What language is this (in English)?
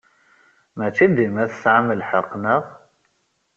Kabyle